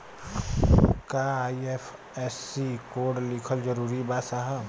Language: Bhojpuri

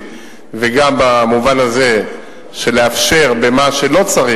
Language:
Hebrew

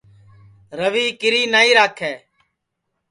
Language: Sansi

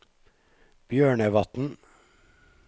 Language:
Norwegian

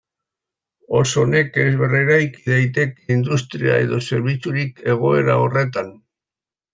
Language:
Basque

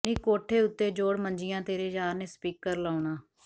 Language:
Punjabi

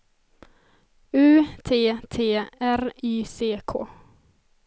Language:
Swedish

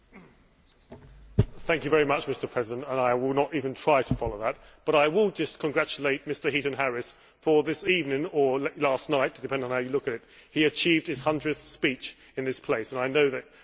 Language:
English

